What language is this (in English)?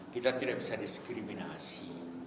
Indonesian